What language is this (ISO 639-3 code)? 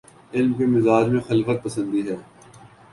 urd